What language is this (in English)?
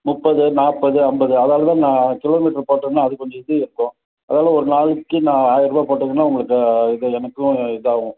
Tamil